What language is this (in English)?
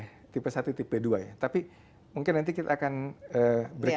Indonesian